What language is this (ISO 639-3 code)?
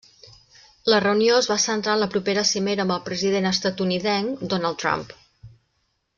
cat